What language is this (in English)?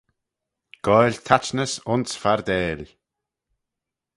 Manx